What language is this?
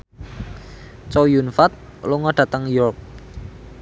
Javanese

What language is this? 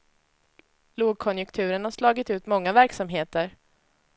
Swedish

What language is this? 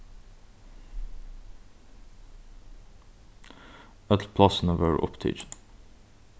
Faroese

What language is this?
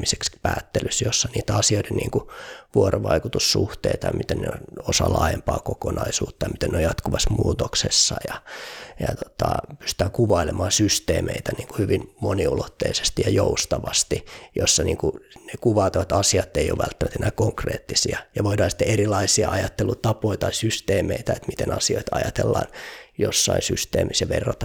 Finnish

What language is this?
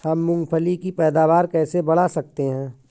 Hindi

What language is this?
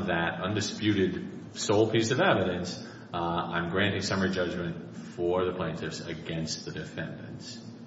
English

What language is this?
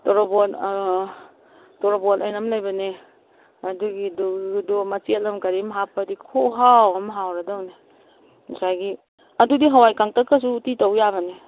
Manipuri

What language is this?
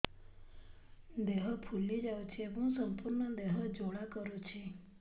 Odia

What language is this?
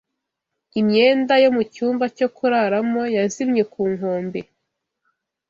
Kinyarwanda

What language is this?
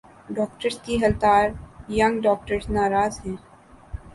Urdu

